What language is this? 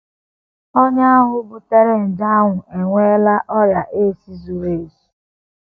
Igbo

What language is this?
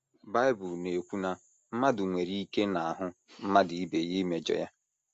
Igbo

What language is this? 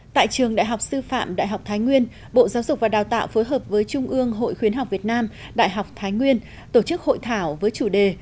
Vietnamese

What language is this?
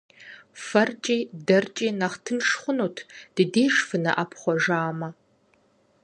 Kabardian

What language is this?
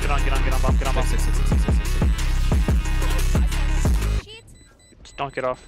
English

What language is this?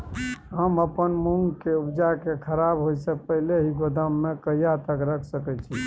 Maithili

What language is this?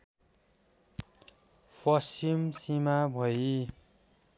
Nepali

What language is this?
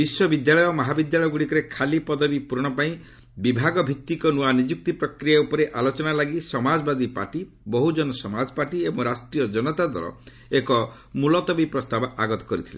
Odia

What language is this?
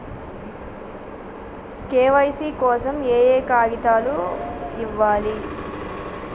Telugu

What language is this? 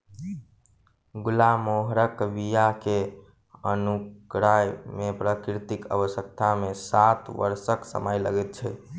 Maithili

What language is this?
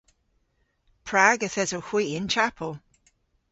Cornish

